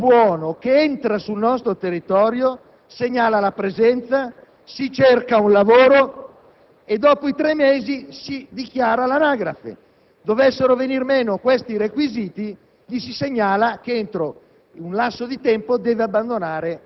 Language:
Italian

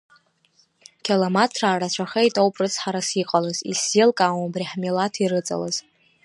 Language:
Abkhazian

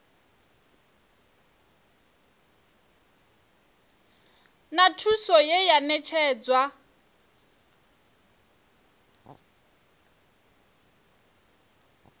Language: Venda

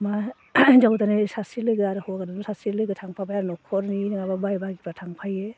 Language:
Bodo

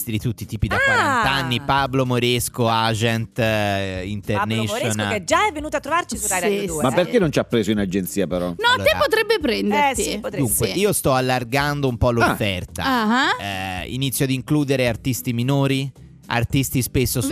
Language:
Italian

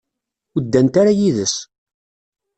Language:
Kabyle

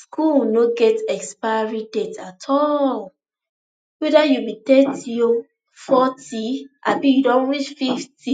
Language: Nigerian Pidgin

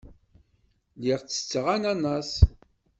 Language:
Kabyle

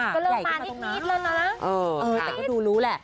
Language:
Thai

